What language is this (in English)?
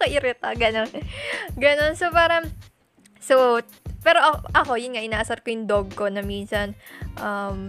Filipino